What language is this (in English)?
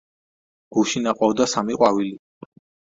Georgian